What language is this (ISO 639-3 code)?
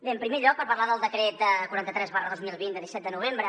cat